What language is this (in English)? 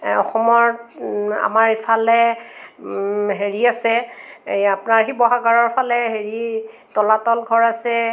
Assamese